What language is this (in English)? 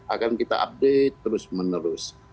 Indonesian